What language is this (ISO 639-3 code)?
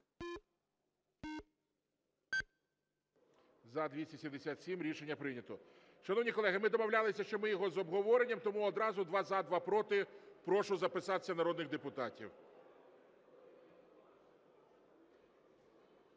ukr